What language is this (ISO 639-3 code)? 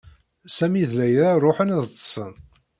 kab